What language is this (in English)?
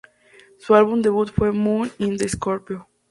Spanish